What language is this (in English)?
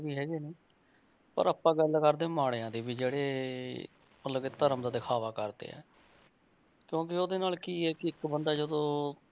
Punjabi